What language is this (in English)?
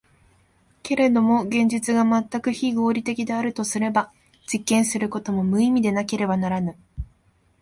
Japanese